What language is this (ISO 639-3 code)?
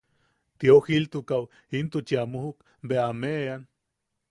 yaq